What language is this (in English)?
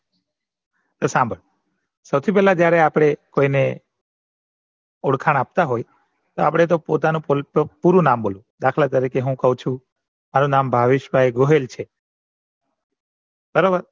Gujarati